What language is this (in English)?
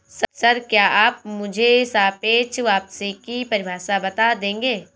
Hindi